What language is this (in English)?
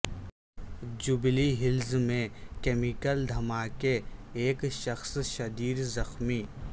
Urdu